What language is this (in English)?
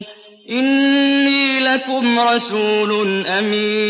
Arabic